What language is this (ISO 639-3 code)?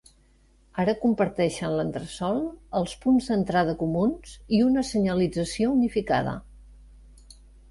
cat